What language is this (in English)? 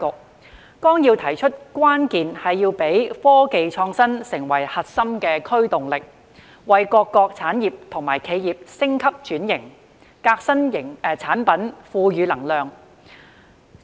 Cantonese